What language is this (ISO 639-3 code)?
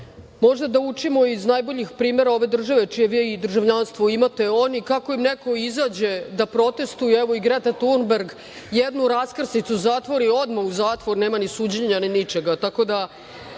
srp